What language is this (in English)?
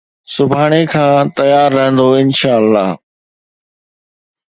Sindhi